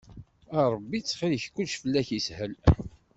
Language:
Kabyle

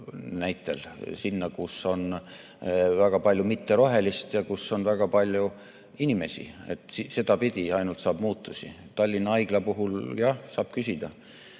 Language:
Estonian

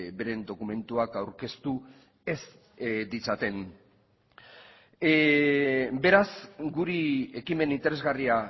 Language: Basque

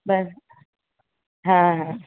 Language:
Gujarati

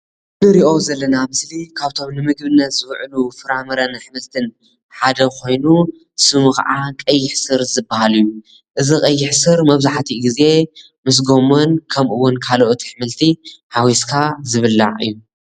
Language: Tigrinya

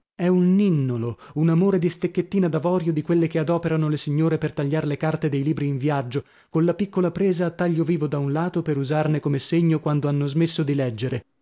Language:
Italian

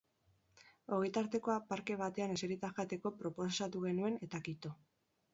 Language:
Basque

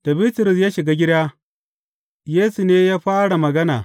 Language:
Hausa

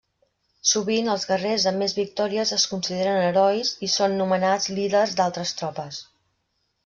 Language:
Catalan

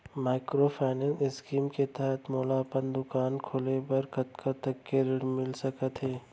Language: Chhattisgarhi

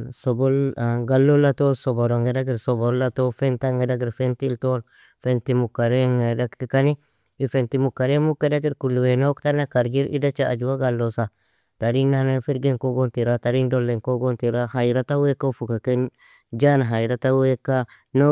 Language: Nobiin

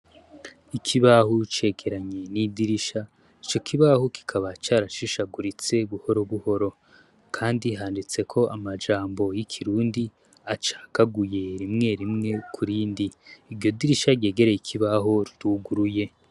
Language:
Rundi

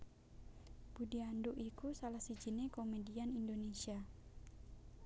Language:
Javanese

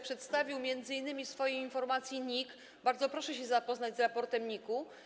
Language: Polish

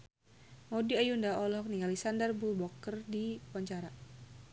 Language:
Sundanese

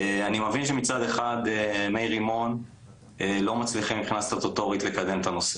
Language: Hebrew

